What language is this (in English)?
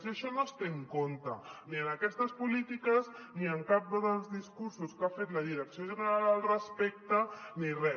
Catalan